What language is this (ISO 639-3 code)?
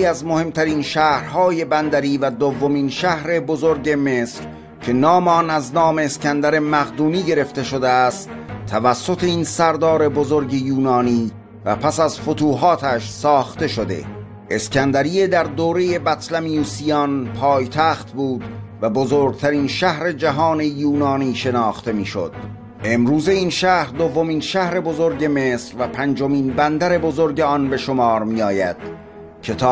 fas